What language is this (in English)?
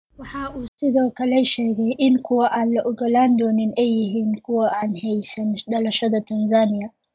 Somali